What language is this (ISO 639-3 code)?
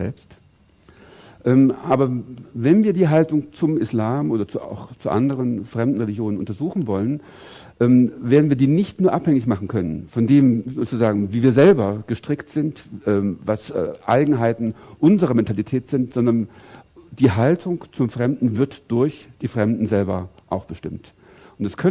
deu